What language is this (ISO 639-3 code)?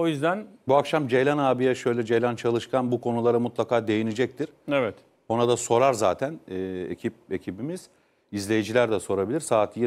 tur